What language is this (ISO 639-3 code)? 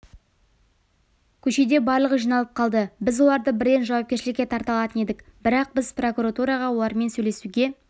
kaz